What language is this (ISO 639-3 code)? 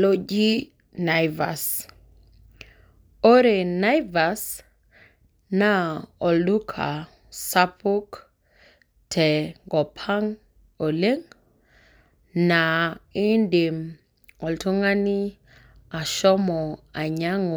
mas